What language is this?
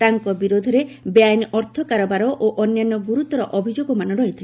Odia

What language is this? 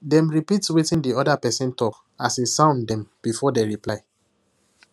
Nigerian Pidgin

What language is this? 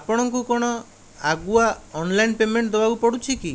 Odia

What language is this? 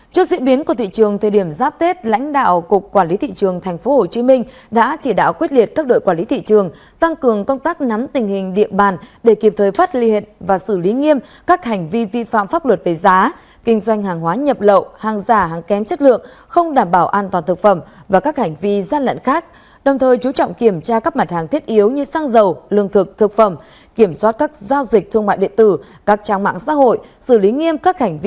Vietnamese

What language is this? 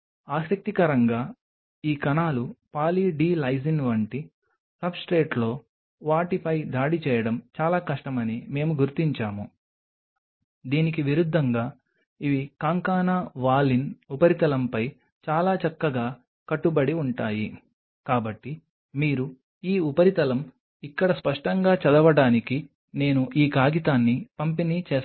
Telugu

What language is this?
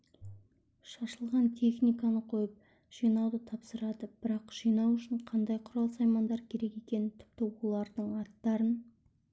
Kazakh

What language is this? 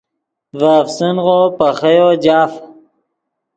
Yidgha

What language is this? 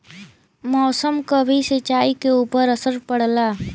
Bhojpuri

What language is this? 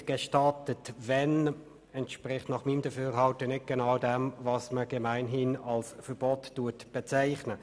Swiss German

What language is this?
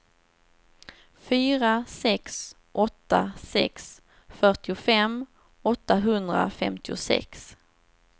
Swedish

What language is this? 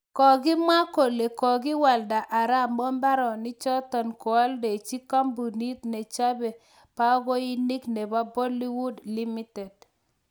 Kalenjin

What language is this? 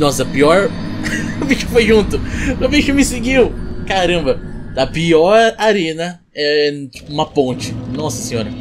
Portuguese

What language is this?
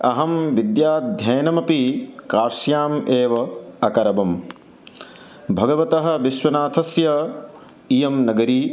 Sanskrit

